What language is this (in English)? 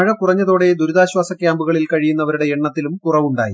Malayalam